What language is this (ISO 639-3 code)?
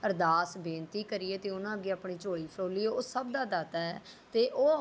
pan